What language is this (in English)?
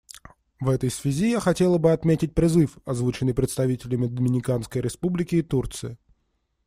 Russian